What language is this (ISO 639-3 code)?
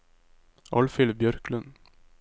nor